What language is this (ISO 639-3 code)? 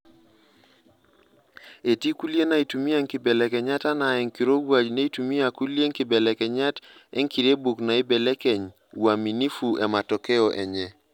mas